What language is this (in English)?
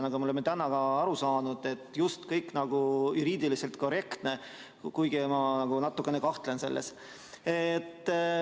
Estonian